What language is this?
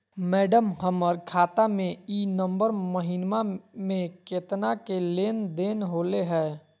Magahi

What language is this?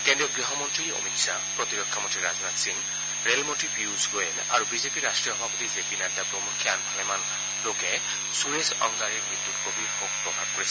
Assamese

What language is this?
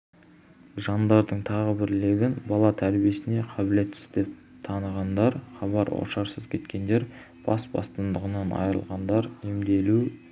Kazakh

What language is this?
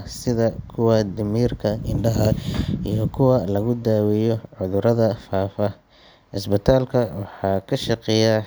Somali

